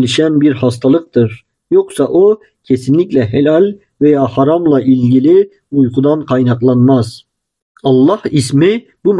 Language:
Turkish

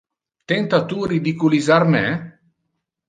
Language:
Interlingua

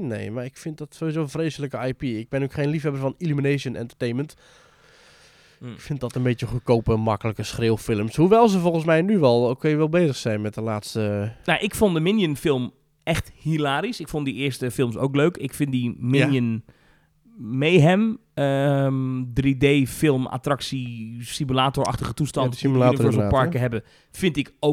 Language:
Dutch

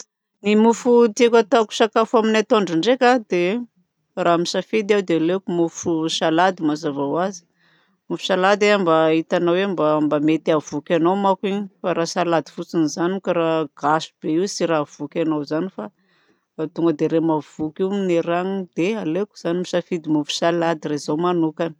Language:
Southern Betsimisaraka Malagasy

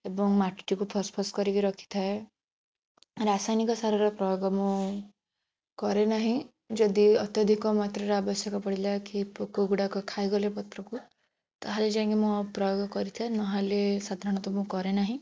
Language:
Odia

